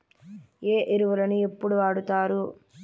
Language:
Telugu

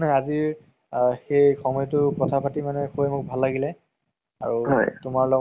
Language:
Assamese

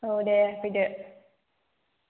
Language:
Bodo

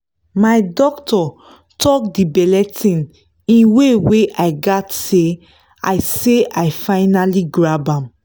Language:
Nigerian Pidgin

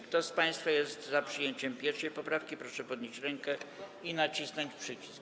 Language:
Polish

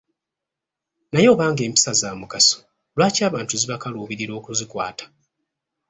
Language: Ganda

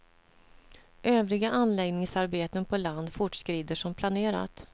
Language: Swedish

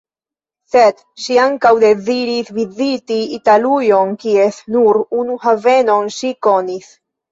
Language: Esperanto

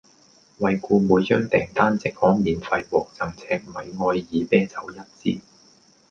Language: Cantonese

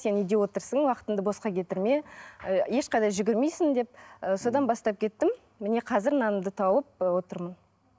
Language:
Kazakh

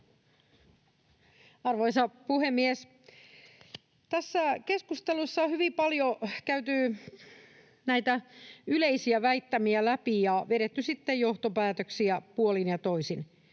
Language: Finnish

